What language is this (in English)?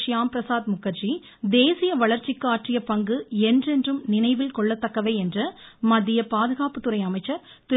Tamil